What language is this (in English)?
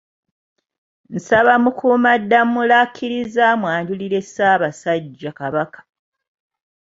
Ganda